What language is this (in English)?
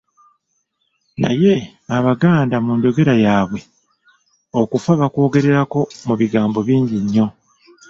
Ganda